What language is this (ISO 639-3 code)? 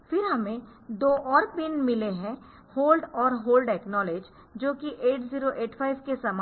hin